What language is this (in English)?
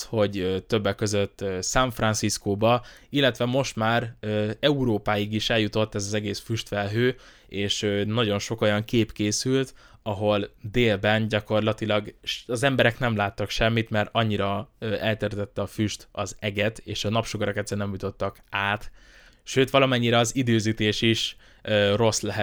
Hungarian